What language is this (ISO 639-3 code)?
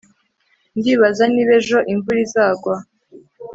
kin